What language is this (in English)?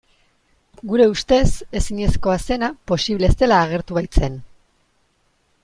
Basque